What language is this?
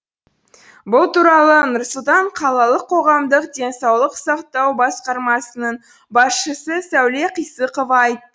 Kazakh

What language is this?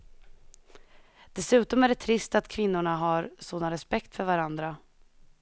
Swedish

